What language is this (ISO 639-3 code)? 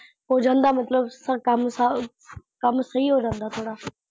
pan